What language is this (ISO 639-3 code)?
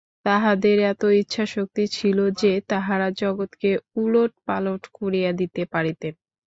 ben